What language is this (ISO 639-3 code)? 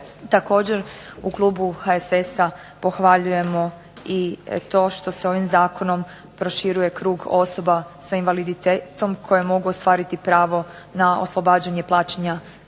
hrv